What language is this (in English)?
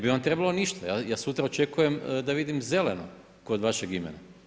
Croatian